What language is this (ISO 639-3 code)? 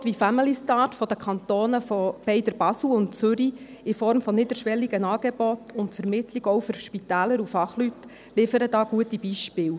gsw